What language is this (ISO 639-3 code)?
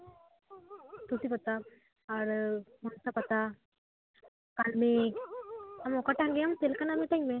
sat